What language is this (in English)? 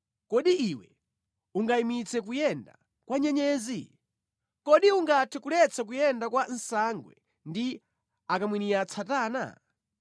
Nyanja